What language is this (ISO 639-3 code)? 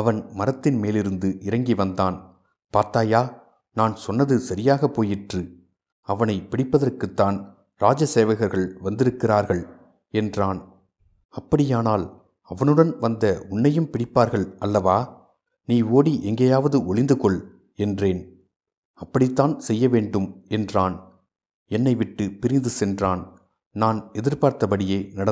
tam